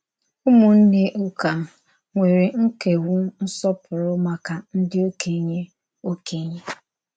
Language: Igbo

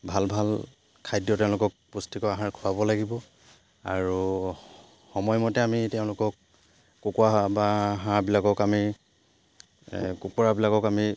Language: Assamese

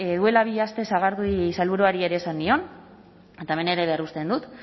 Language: Basque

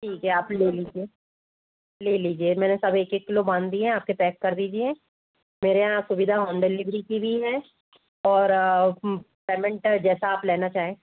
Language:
Hindi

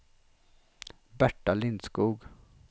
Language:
Swedish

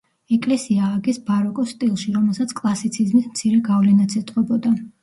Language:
Georgian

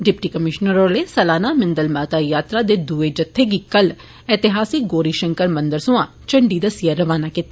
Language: Dogri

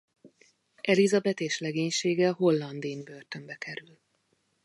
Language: Hungarian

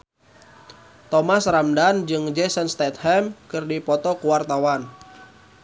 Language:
Sundanese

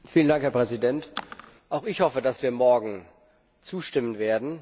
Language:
German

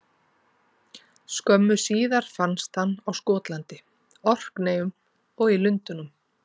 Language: Icelandic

